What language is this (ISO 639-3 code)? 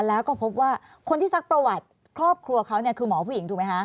tha